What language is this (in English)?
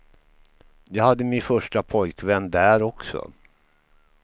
Swedish